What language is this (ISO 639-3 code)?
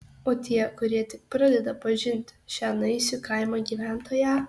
lit